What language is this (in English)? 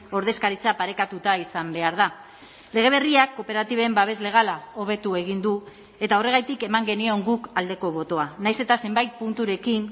Basque